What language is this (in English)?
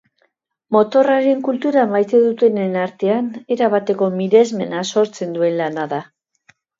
Basque